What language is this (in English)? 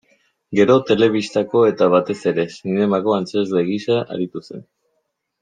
Basque